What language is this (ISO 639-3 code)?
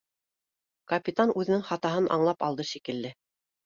bak